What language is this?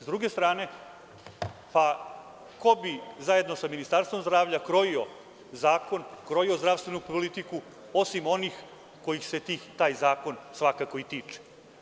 Serbian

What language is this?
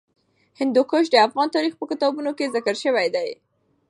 Pashto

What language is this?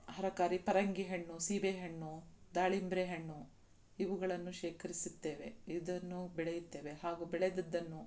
Kannada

